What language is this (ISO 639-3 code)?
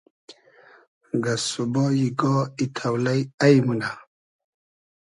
haz